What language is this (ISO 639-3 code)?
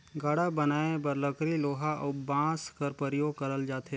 hne